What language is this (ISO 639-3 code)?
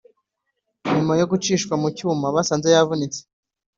kin